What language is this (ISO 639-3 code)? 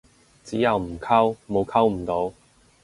yue